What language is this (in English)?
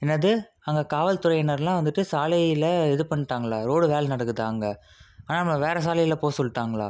Tamil